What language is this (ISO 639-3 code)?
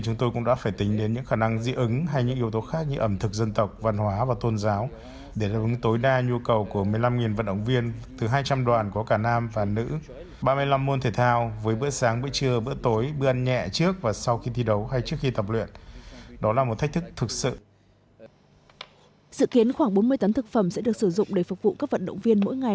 vie